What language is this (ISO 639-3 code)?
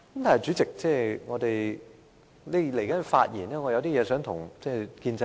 yue